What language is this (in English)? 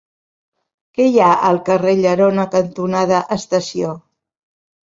Catalan